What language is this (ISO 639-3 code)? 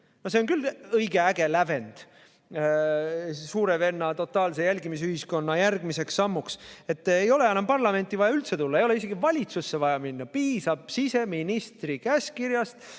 est